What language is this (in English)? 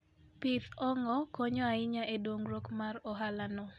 Luo (Kenya and Tanzania)